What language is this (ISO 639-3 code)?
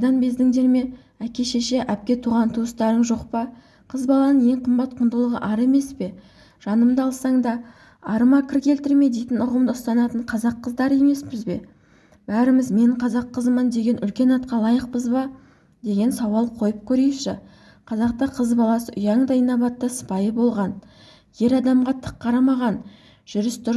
tur